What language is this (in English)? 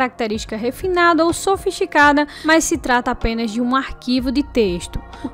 Portuguese